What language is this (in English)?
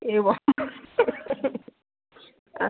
Sanskrit